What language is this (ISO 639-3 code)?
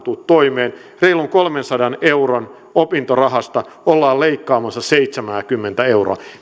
fin